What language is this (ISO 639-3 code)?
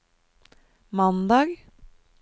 nor